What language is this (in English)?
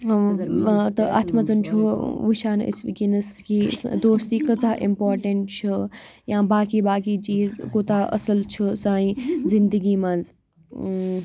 Kashmiri